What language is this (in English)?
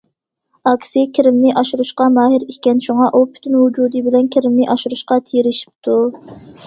Uyghur